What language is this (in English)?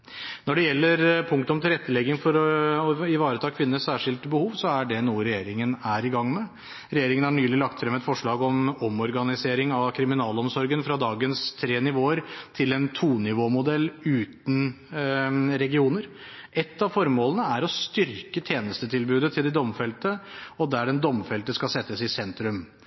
Norwegian Bokmål